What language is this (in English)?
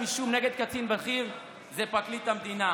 Hebrew